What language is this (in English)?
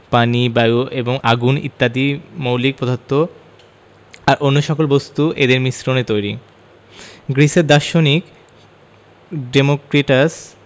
Bangla